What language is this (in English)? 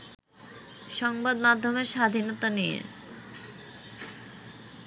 Bangla